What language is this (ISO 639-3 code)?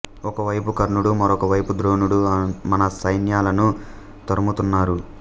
tel